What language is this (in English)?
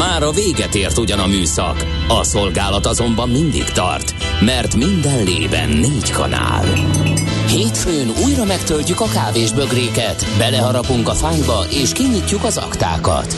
Hungarian